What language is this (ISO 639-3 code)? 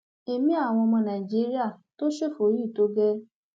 yor